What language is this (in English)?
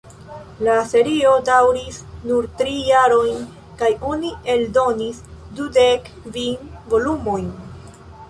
Esperanto